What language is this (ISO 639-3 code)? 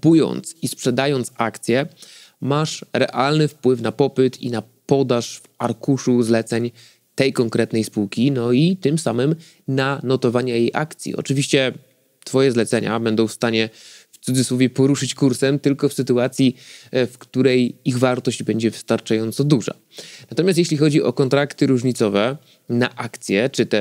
pol